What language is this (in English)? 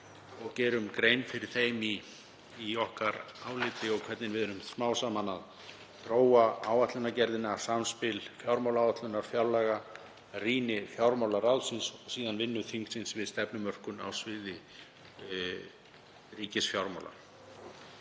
Icelandic